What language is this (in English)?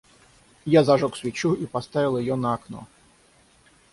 Russian